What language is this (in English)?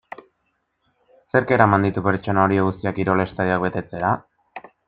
Basque